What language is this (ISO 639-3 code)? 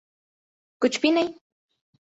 urd